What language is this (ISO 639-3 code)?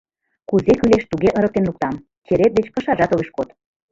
chm